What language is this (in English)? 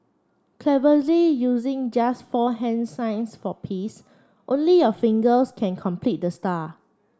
English